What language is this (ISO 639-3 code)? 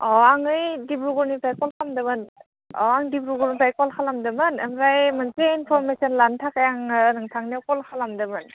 brx